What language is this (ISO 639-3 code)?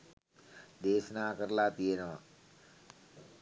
sin